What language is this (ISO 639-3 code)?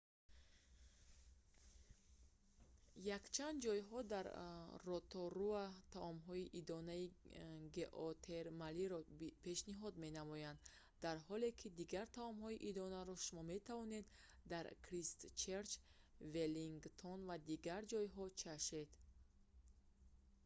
tgk